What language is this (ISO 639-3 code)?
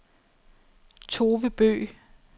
dan